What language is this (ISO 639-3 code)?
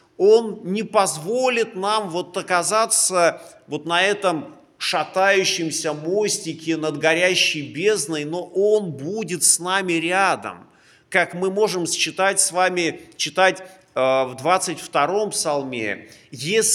rus